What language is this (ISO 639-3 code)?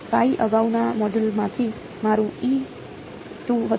guj